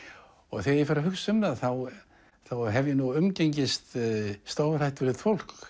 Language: Icelandic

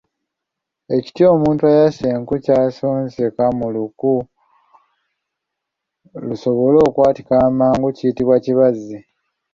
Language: Ganda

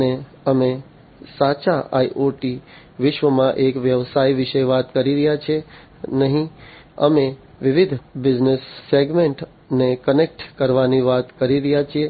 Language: Gujarati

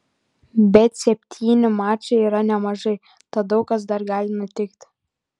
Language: Lithuanian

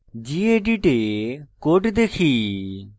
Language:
Bangla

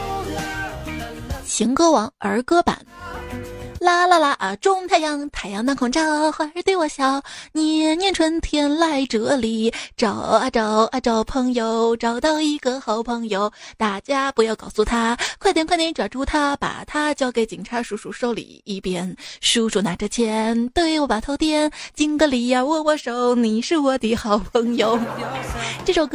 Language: Chinese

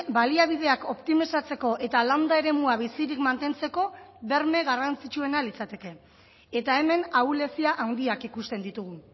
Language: Basque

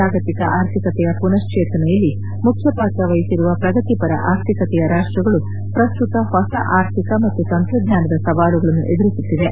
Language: Kannada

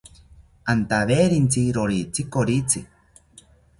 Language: South Ucayali Ashéninka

